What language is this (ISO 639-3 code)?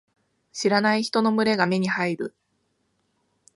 jpn